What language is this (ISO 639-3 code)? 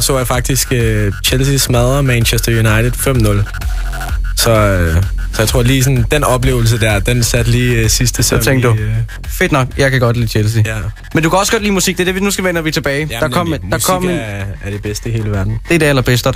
dan